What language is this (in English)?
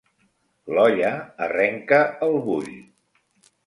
Catalan